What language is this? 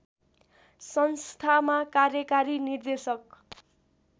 Nepali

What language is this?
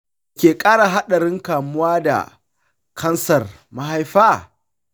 Hausa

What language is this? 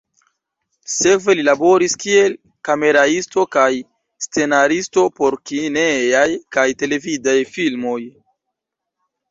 Esperanto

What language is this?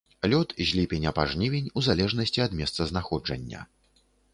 Belarusian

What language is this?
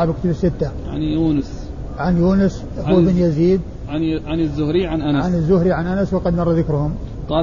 Arabic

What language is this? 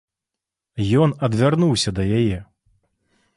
Belarusian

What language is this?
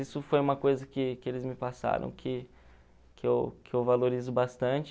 Portuguese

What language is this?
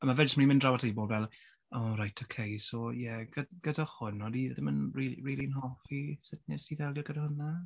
Welsh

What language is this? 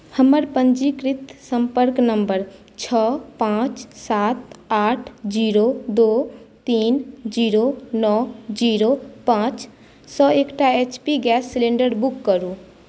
Maithili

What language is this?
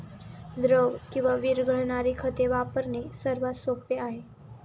Marathi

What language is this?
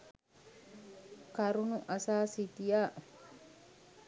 Sinhala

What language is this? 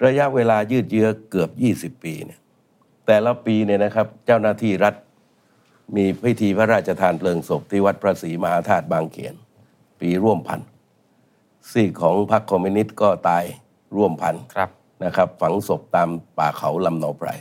Thai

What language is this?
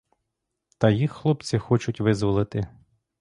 Ukrainian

